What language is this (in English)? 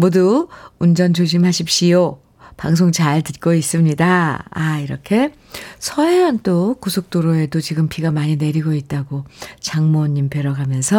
Korean